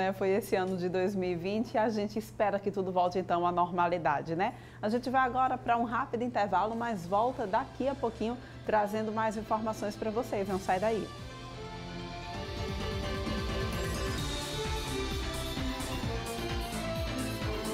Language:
Portuguese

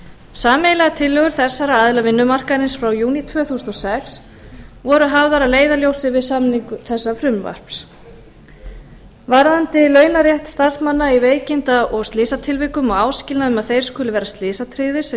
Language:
Icelandic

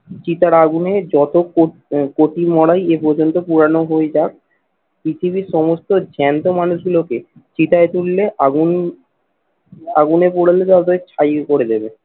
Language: Bangla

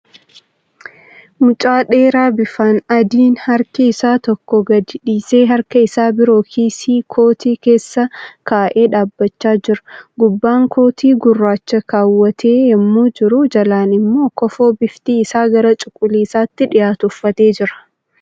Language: Oromo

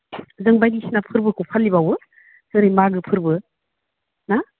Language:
Bodo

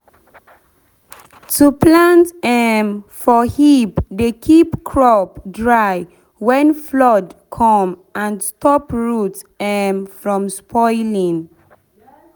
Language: Nigerian Pidgin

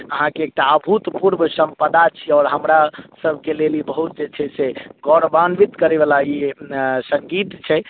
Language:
Maithili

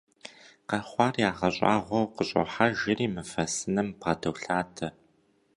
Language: Kabardian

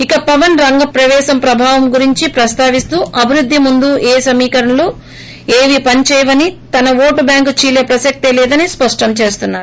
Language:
Telugu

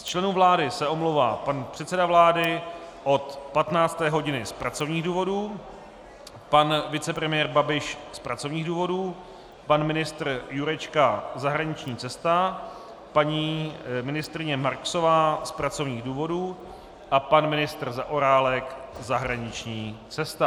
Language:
Czech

